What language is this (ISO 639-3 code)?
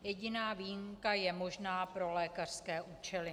ces